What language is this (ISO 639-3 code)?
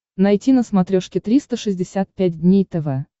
rus